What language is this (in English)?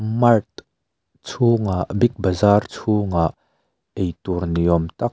Mizo